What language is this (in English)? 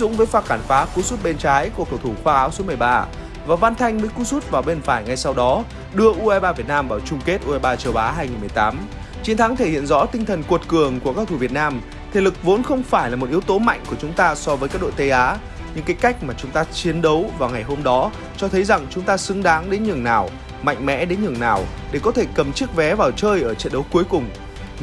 Vietnamese